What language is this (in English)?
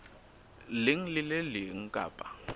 Southern Sotho